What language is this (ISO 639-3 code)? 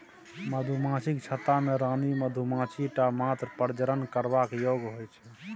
mai